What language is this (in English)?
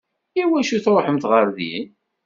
Kabyle